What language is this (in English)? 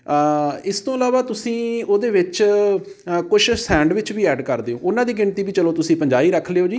Punjabi